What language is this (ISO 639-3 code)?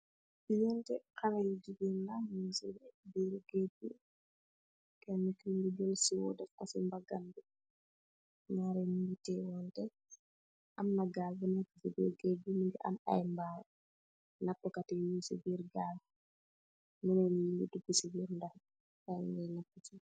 wol